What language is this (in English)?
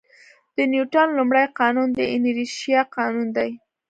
Pashto